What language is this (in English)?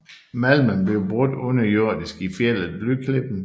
Danish